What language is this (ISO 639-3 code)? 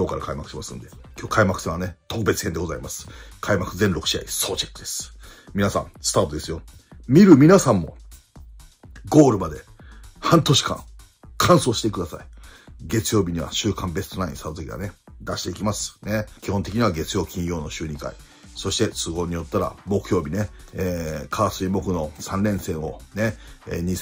jpn